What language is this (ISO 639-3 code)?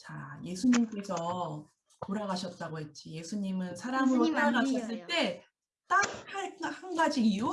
kor